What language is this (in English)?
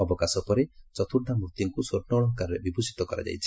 Odia